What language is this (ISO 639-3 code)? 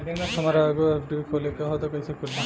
bho